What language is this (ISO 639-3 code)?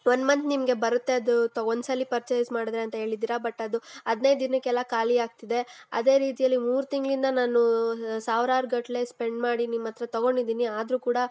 kan